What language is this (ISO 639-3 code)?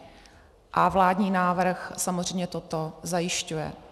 ces